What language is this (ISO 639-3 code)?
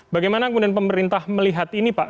ind